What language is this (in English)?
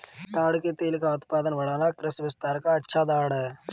Hindi